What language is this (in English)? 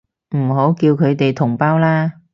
Cantonese